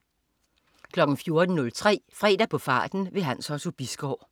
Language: Danish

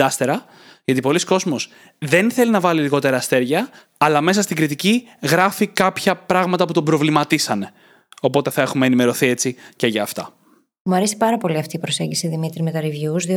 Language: Greek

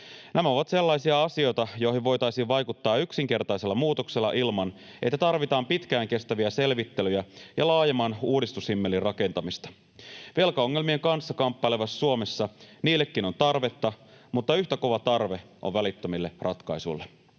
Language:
Finnish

